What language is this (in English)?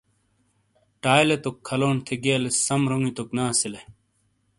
Shina